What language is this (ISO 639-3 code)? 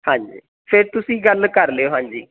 pan